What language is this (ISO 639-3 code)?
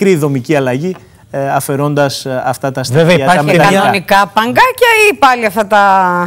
ell